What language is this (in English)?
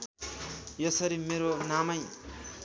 Nepali